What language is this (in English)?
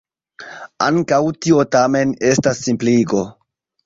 Esperanto